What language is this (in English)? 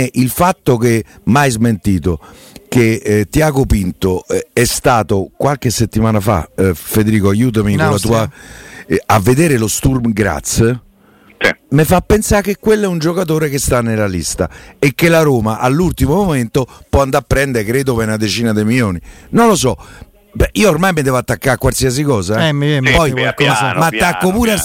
Italian